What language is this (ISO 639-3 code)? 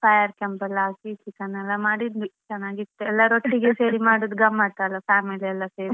kan